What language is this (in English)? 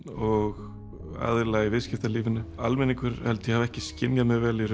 Icelandic